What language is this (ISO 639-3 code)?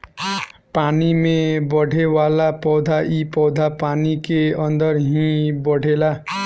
bho